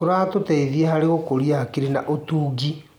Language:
Kikuyu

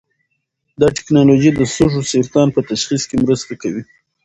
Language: Pashto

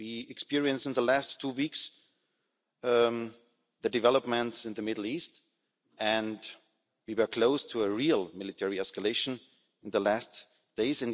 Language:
English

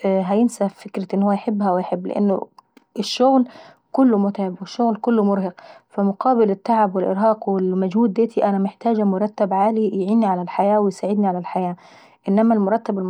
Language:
Saidi Arabic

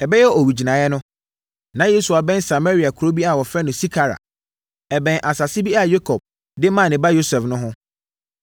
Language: Akan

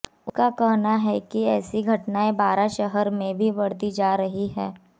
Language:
Hindi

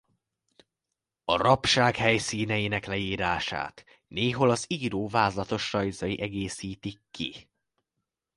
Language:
Hungarian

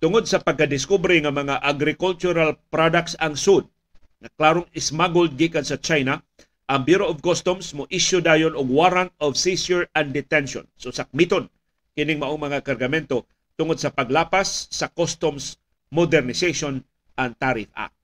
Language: Filipino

